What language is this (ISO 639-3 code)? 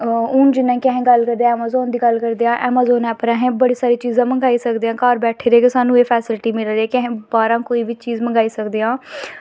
doi